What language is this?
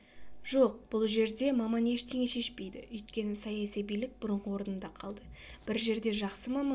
Kazakh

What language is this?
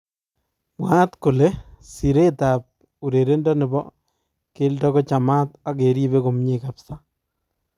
Kalenjin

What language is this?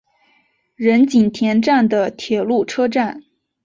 Chinese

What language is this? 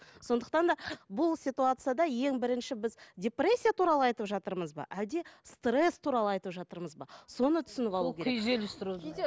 Kazakh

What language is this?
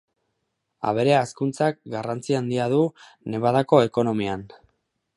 Basque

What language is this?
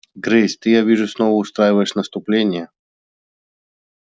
Russian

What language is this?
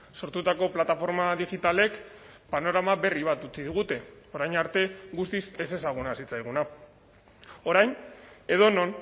Basque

